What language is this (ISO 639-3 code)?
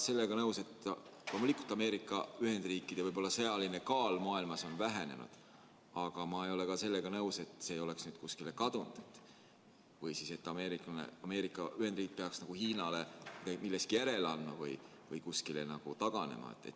est